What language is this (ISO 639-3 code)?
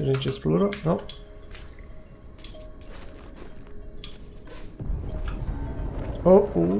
por